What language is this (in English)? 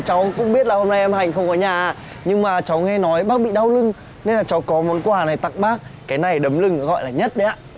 Vietnamese